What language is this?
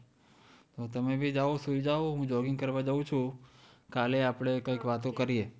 Gujarati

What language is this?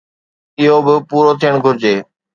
Sindhi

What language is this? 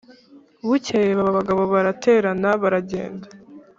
Kinyarwanda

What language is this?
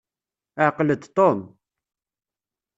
Kabyle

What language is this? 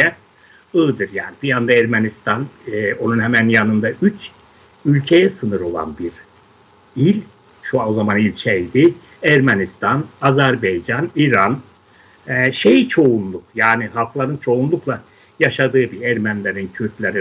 Turkish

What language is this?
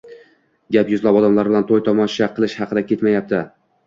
Uzbek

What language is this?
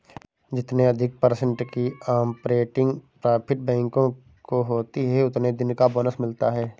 Hindi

